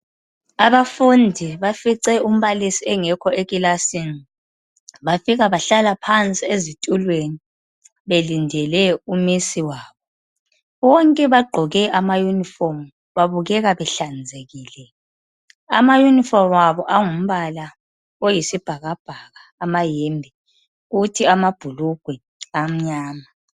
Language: North Ndebele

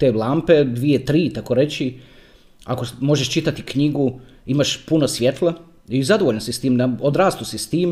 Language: Croatian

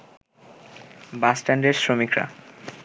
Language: Bangla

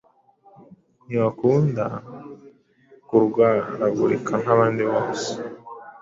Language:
Kinyarwanda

